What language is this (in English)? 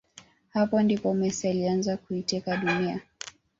Swahili